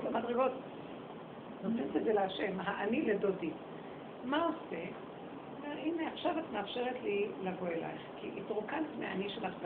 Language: Hebrew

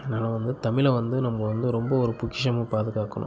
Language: Tamil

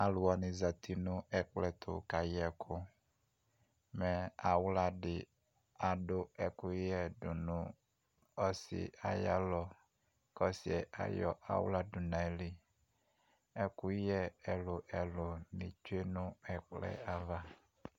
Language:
Ikposo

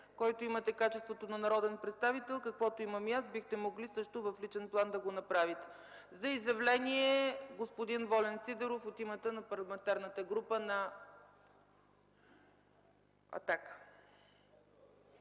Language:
Bulgarian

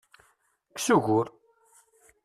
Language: Kabyle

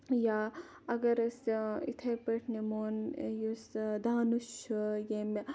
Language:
Kashmiri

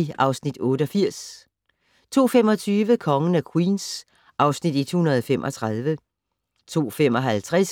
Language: Danish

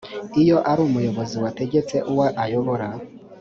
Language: Kinyarwanda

